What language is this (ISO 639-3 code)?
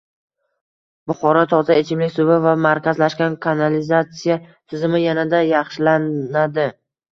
uzb